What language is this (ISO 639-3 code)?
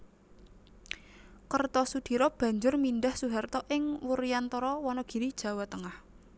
jav